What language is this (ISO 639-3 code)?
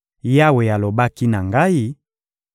lin